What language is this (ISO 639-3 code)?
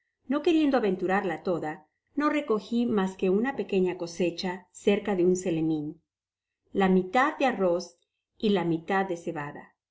spa